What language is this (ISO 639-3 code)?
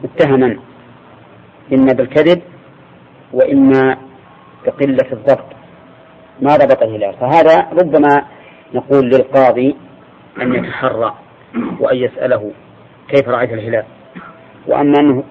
ara